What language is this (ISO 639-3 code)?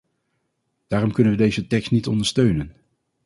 nld